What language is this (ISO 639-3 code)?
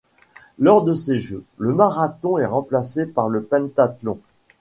fra